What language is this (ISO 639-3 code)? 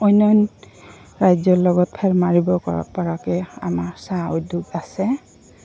asm